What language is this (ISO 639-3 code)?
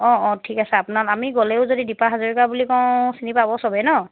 asm